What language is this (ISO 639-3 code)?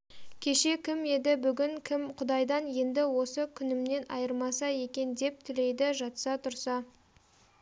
kaz